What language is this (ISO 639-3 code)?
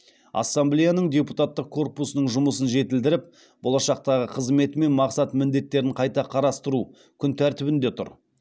kaz